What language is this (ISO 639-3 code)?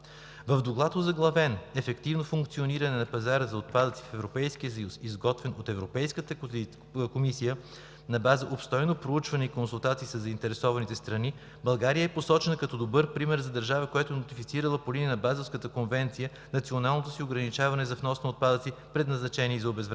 bul